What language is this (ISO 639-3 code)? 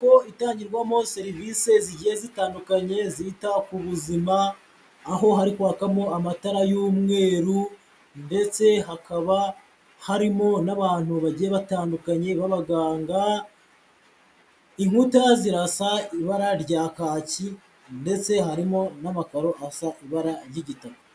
kin